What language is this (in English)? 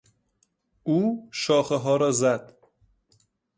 Persian